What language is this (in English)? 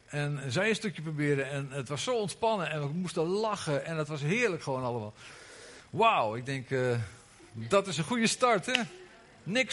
Dutch